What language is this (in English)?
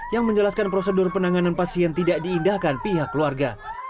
Indonesian